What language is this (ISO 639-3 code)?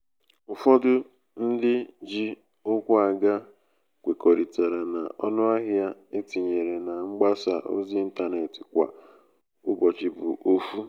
ibo